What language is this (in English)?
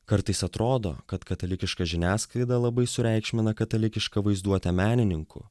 Lithuanian